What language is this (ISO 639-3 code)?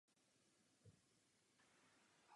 ces